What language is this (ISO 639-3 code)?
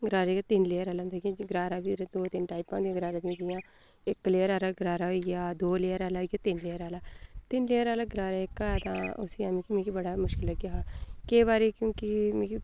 doi